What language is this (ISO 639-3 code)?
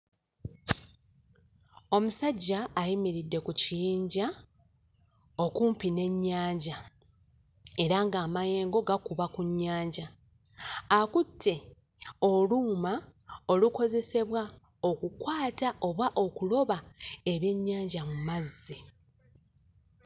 lug